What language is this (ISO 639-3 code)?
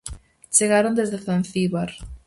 glg